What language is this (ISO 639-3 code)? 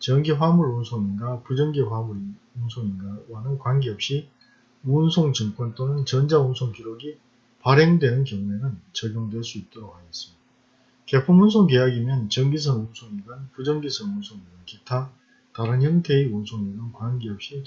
kor